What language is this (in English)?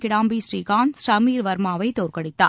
Tamil